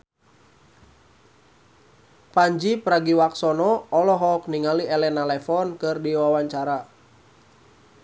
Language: Sundanese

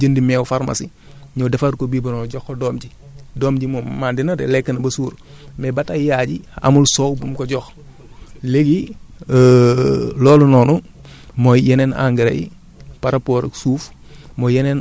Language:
Wolof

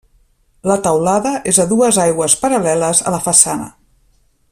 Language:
Catalan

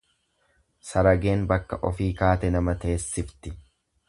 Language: Oromo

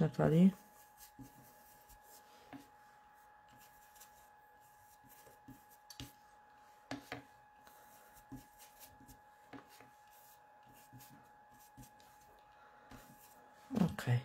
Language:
Polish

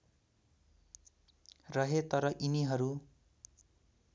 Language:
Nepali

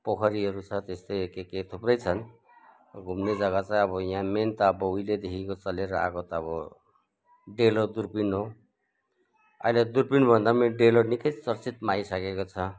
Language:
Nepali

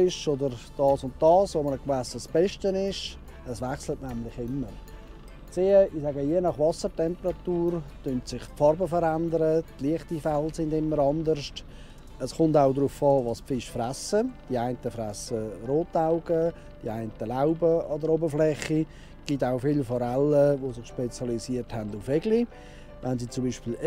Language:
German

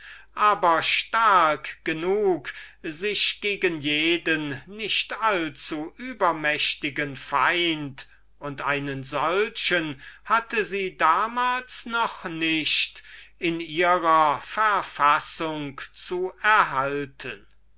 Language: German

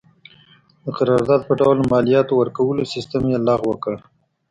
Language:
Pashto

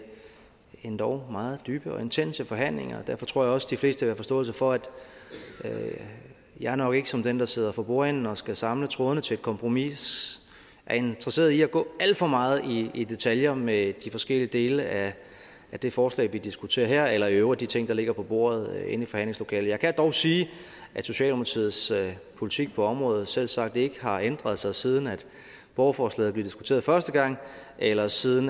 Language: Danish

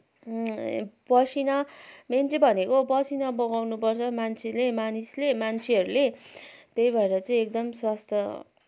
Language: Nepali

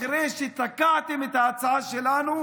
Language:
Hebrew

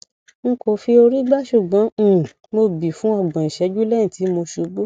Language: Yoruba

